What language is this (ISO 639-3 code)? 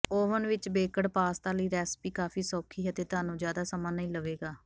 pan